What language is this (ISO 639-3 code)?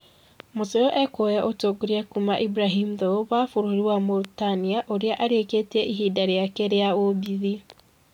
kik